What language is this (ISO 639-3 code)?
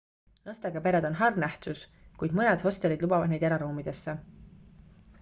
est